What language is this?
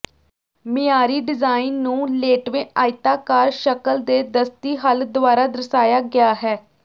Punjabi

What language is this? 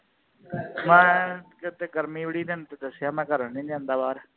Punjabi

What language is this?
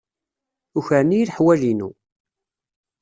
Kabyle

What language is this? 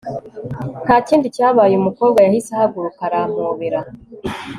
Kinyarwanda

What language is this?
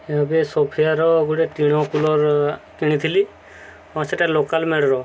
Odia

